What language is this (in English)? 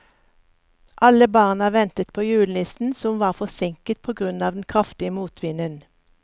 Norwegian